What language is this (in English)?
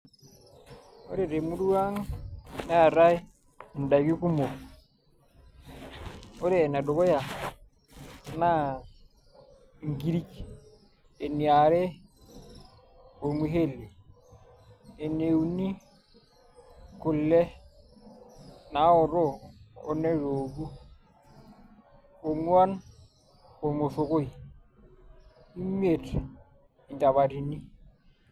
Masai